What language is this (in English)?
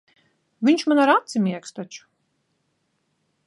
Latvian